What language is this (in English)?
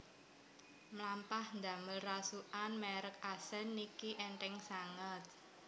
Javanese